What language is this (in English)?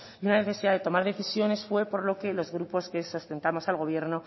Spanish